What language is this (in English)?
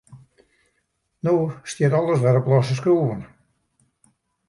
Western Frisian